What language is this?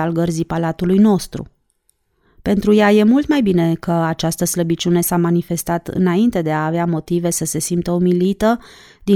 Romanian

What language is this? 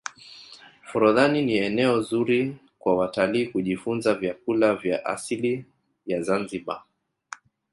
Swahili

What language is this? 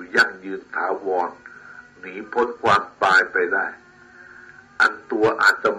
Thai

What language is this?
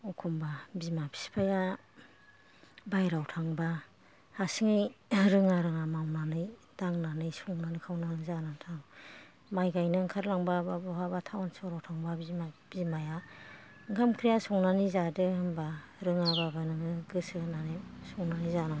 Bodo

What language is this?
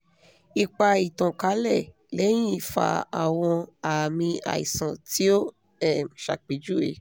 Yoruba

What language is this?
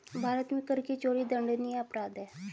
Hindi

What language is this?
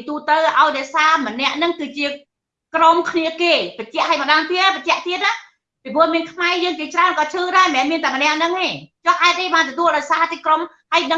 Vietnamese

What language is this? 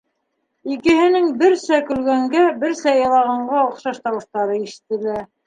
Bashkir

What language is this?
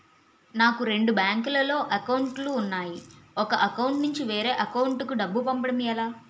Telugu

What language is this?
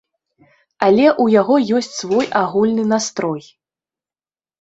Belarusian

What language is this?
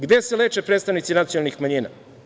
Serbian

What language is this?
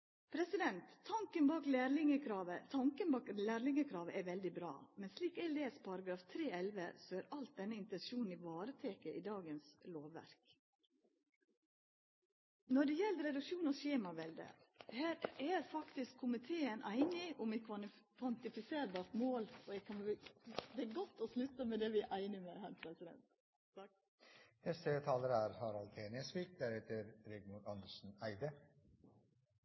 Norwegian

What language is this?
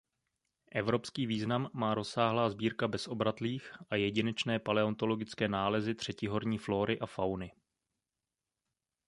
Czech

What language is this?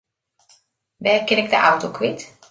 Western Frisian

